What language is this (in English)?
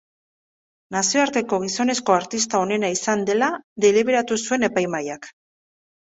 Basque